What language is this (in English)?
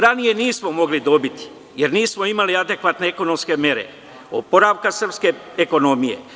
Serbian